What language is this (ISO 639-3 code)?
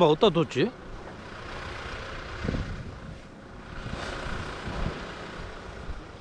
kor